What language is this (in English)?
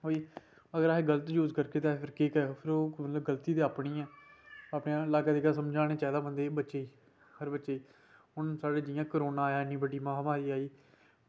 Dogri